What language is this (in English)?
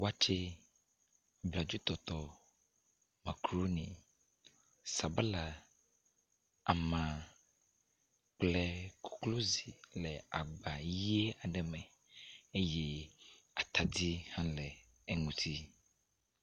Ewe